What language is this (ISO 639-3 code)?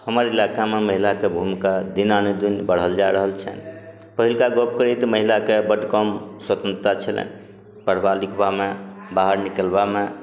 mai